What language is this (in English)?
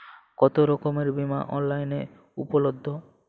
Bangla